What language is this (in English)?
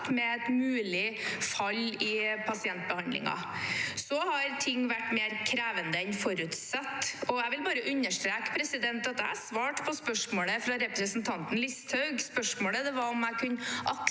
Norwegian